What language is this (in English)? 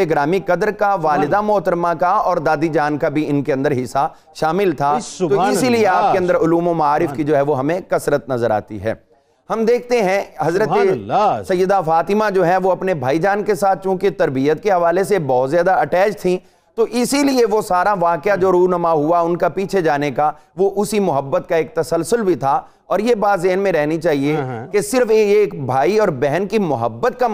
Urdu